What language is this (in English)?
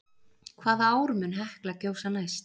Icelandic